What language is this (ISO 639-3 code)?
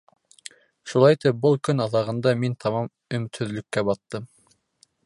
bak